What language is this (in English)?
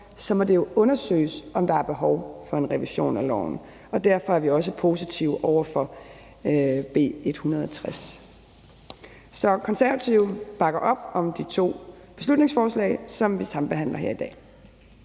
Danish